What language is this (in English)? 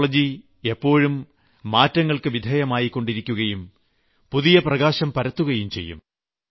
Malayalam